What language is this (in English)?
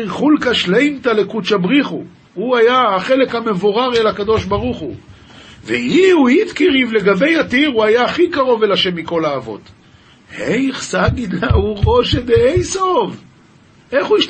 Hebrew